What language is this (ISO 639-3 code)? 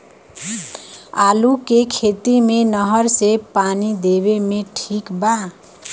bho